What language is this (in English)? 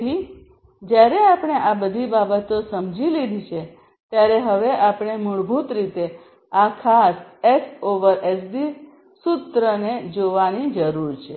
Gujarati